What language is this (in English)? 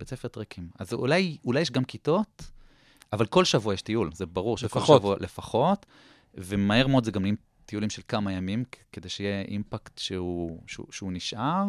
Hebrew